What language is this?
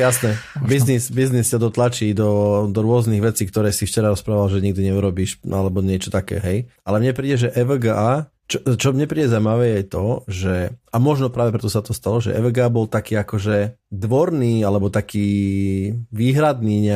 Slovak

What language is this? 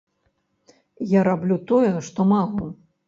Belarusian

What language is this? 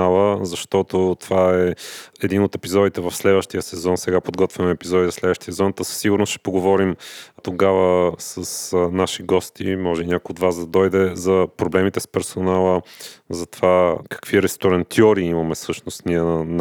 Bulgarian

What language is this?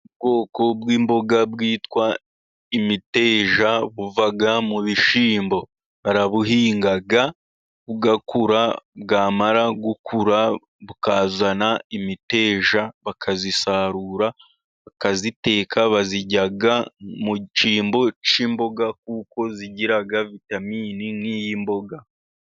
Kinyarwanda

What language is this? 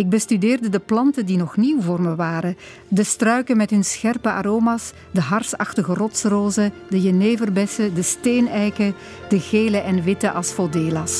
Dutch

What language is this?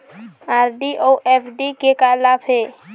Chhattisgarhi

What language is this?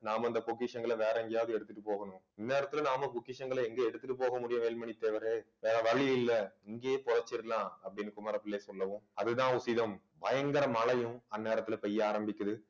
Tamil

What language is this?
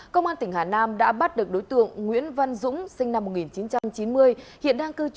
Vietnamese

